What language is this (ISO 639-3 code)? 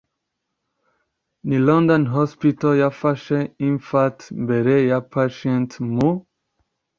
kin